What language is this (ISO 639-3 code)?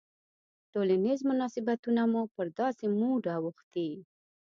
pus